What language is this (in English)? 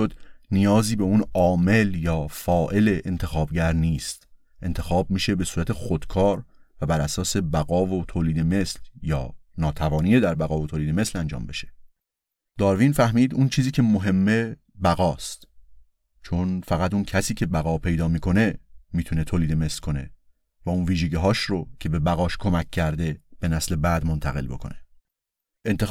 Persian